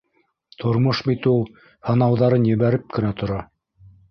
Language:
Bashkir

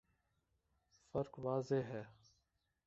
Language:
Urdu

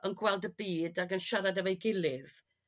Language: Welsh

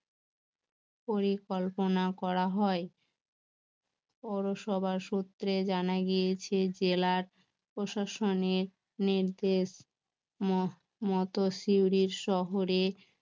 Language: Bangla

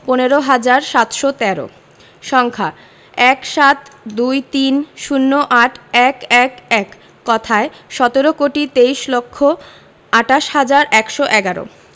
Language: Bangla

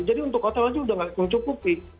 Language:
Indonesian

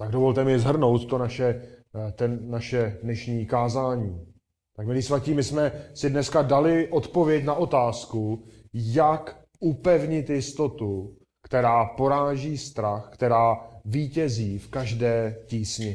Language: Czech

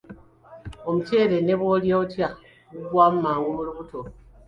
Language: Ganda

